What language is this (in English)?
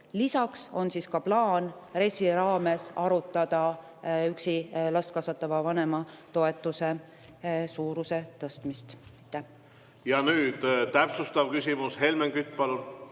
Estonian